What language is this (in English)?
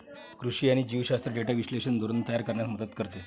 Marathi